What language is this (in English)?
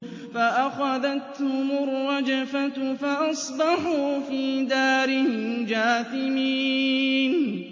Arabic